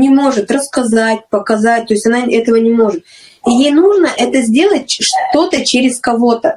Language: Russian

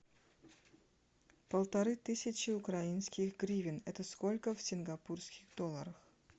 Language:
Russian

